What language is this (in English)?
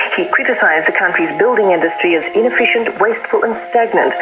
English